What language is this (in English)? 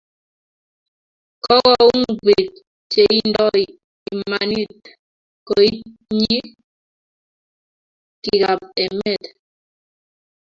Kalenjin